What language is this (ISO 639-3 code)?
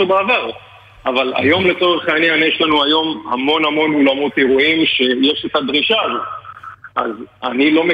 heb